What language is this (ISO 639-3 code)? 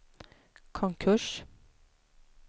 swe